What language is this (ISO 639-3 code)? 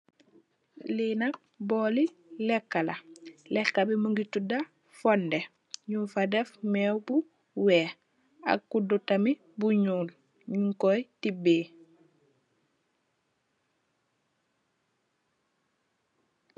wol